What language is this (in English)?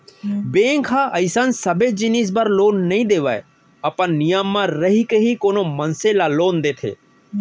Chhattisgarhi